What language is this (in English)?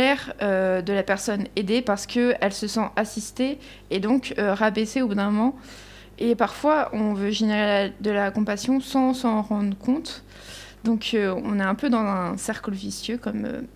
French